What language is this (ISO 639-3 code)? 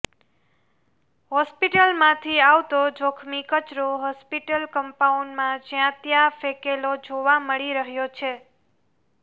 guj